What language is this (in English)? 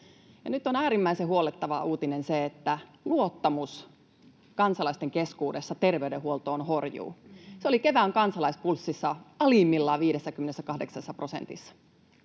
Finnish